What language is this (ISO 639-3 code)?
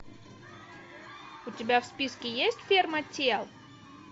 rus